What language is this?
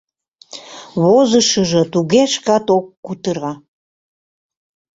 Mari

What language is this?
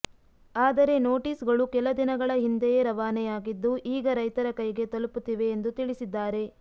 Kannada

